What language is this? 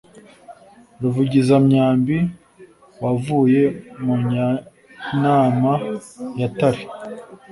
Kinyarwanda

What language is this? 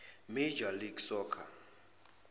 Zulu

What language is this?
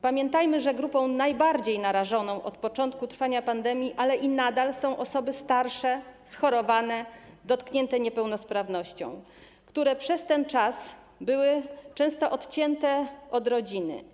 Polish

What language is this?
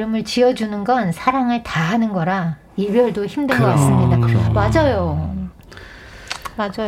Korean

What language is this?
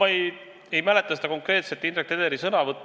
Estonian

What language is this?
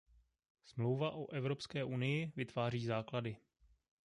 Czech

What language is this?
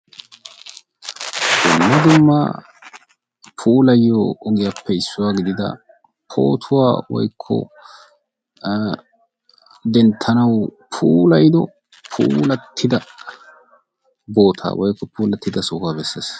Wolaytta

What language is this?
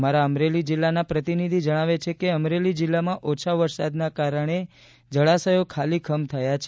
Gujarati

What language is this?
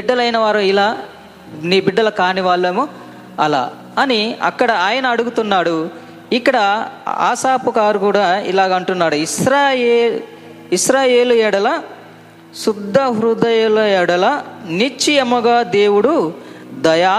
Telugu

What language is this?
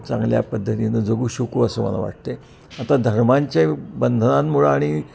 Marathi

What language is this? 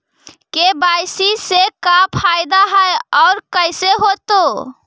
Magahi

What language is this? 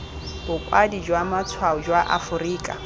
Tswana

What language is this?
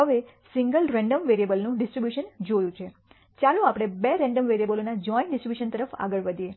Gujarati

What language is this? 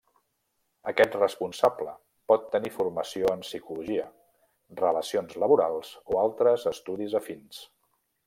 Catalan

